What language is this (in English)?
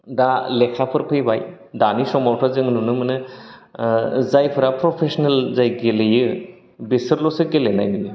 Bodo